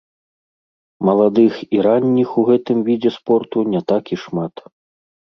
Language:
Belarusian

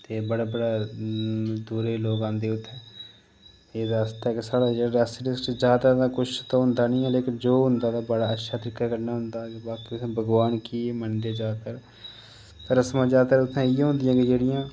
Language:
Dogri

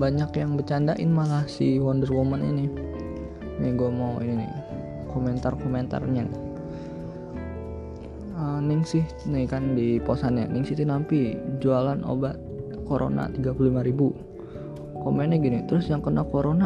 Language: Indonesian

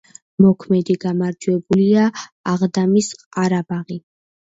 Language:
Georgian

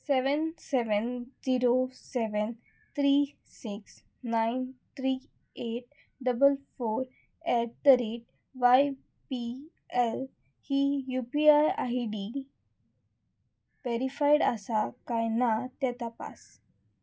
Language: Konkani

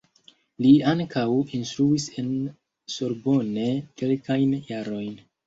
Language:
Esperanto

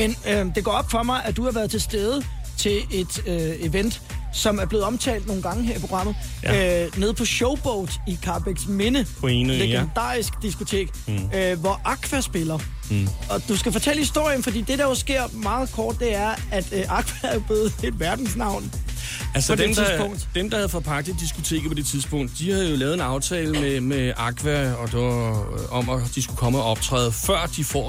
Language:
Danish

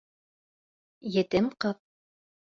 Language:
Bashkir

